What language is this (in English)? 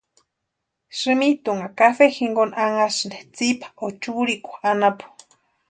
Western Highland Purepecha